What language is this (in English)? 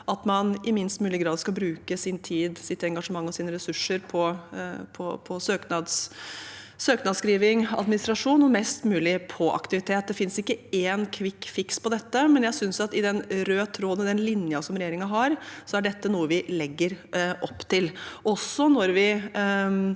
Norwegian